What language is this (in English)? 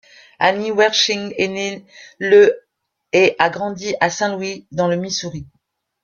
French